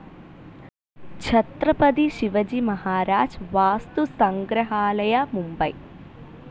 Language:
Malayalam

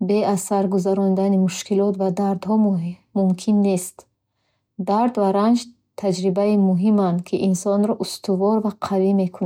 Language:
Bukharic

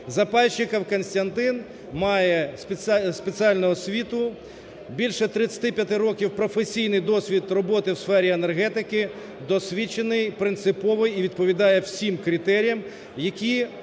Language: Ukrainian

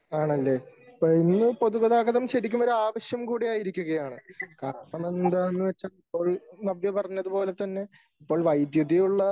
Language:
Malayalam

